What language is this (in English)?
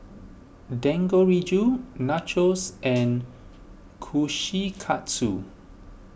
English